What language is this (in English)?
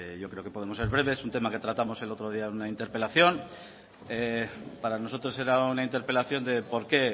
Spanish